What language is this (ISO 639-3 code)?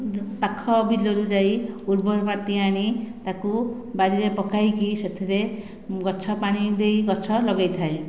ori